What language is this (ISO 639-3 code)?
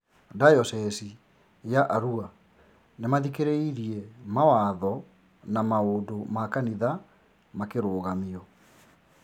kik